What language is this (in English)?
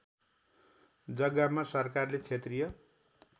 Nepali